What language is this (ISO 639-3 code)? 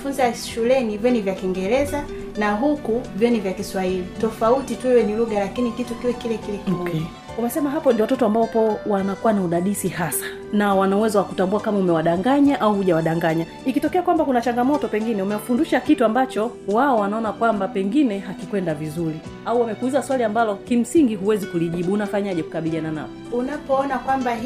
swa